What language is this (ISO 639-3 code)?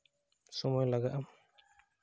sat